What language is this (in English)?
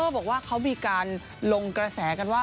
Thai